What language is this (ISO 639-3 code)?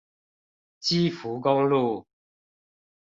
zho